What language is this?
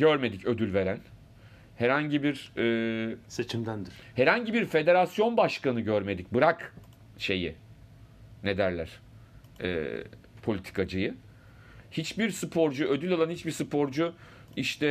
Turkish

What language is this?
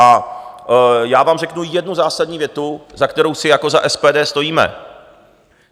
Czech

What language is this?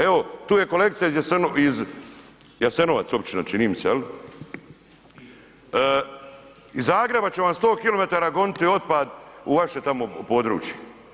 Croatian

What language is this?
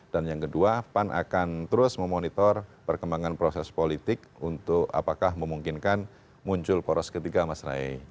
Indonesian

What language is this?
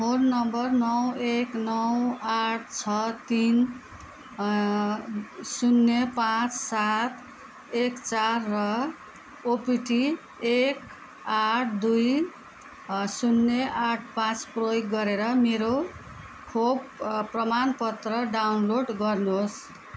Nepali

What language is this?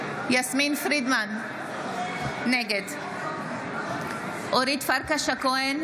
Hebrew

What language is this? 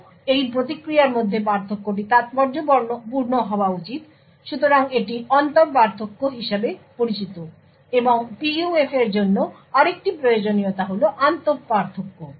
Bangla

